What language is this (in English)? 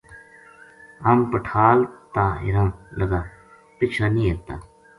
Gujari